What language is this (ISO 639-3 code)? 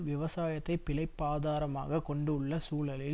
tam